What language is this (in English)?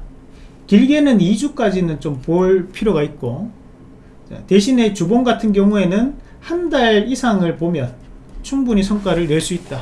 Korean